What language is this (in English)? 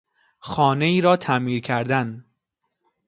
Persian